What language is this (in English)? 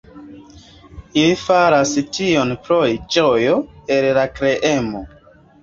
Esperanto